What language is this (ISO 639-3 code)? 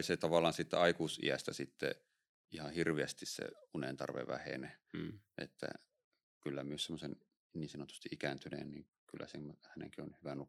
fin